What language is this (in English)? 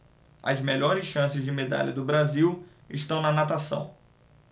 Portuguese